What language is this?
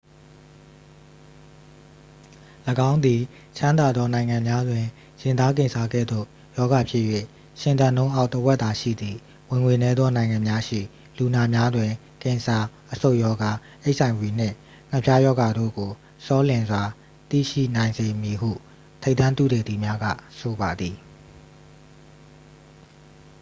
Burmese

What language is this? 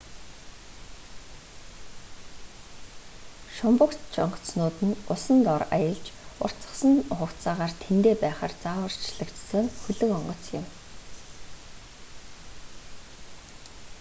Mongolian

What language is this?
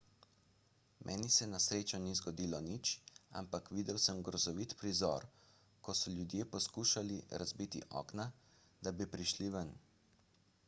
Slovenian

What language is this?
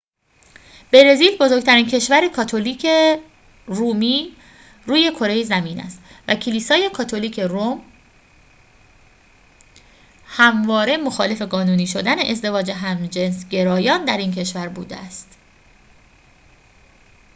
Persian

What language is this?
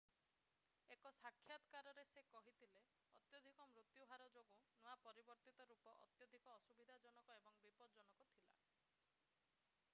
Odia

